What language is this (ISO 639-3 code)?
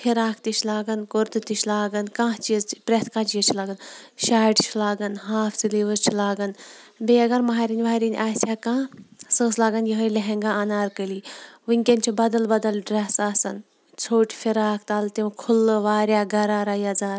kas